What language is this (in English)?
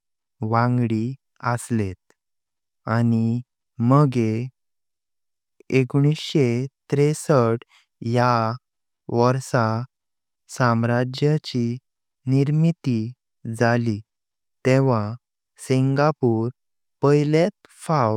Konkani